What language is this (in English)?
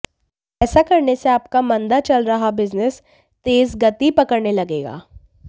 Hindi